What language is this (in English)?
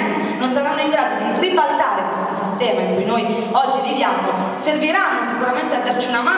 Italian